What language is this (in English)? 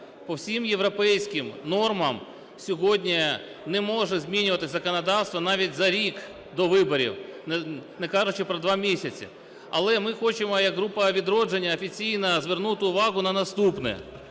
Ukrainian